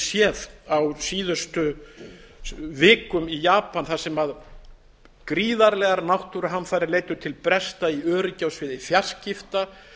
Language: Icelandic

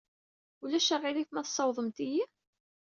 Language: Kabyle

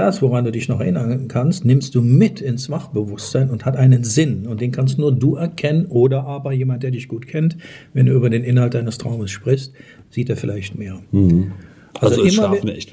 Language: German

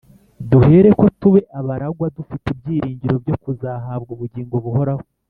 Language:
Kinyarwanda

